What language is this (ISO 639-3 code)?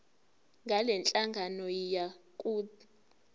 zul